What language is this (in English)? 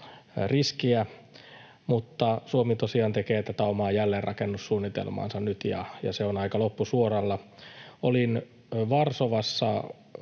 Finnish